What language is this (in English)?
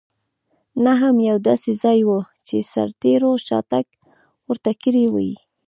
Pashto